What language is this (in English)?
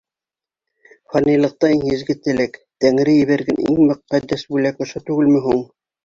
Bashkir